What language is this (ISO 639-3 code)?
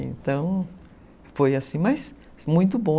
por